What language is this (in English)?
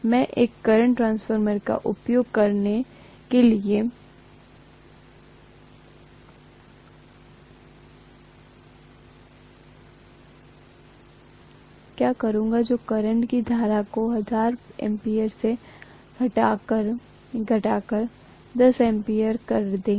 Hindi